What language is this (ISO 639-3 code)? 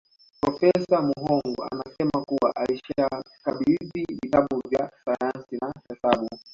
swa